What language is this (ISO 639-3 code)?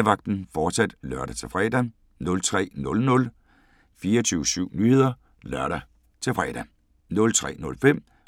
dan